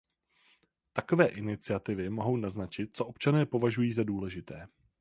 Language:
Czech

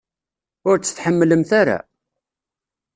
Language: Kabyle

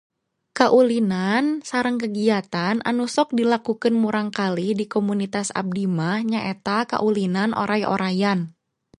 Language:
Sundanese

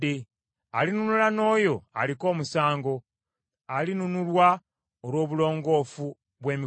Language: Ganda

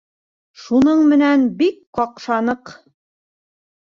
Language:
Bashkir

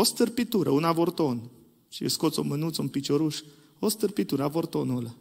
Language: Romanian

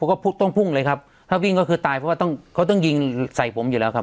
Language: Thai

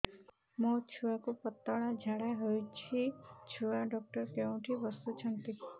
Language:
Odia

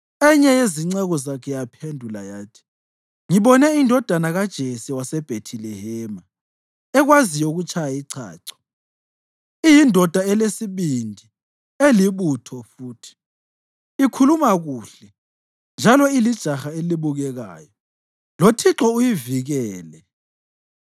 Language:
North Ndebele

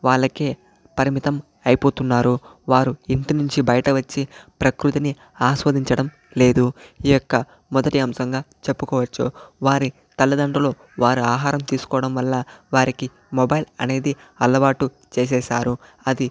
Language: Telugu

